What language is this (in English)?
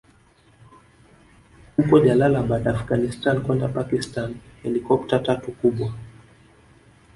Swahili